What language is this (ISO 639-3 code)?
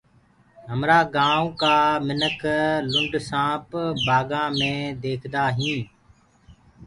ggg